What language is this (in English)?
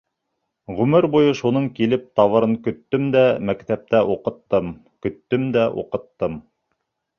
Bashkir